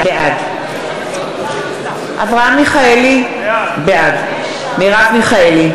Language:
Hebrew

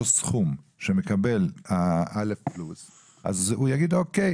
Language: Hebrew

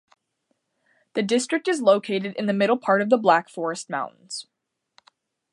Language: English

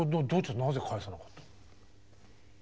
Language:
Japanese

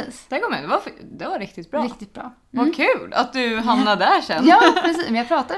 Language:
Swedish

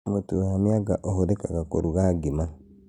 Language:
Kikuyu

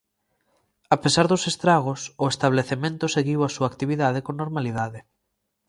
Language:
Galician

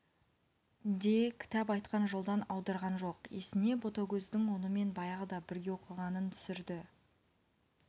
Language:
Kazakh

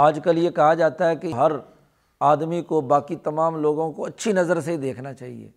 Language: Urdu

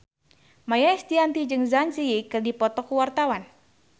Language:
Sundanese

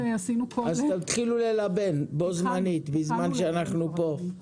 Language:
Hebrew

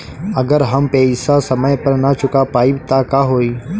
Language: Bhojpuri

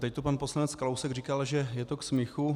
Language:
Czech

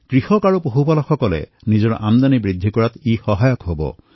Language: Assamese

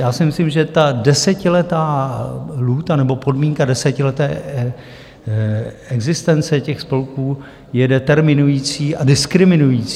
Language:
Czech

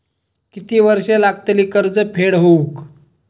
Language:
Marathi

